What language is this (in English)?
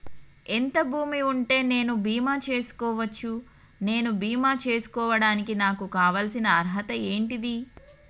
Telugu